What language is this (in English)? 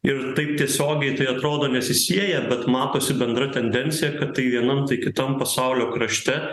Lithuanian